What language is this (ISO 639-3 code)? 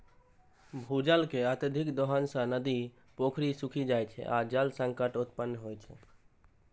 mai